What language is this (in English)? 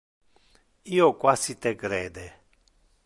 Interlingua